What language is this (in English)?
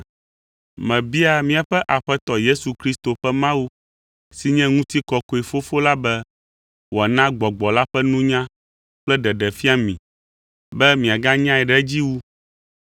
Ewe